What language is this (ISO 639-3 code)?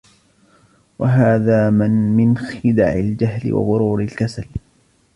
ara